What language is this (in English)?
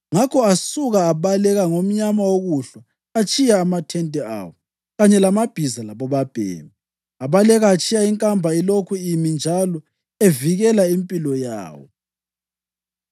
North Ndebele